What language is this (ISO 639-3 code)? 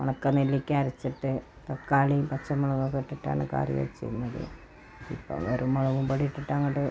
mal